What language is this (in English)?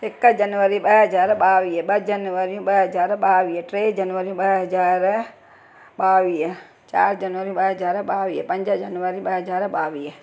Sindhi